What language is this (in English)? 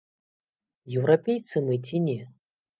Belarusian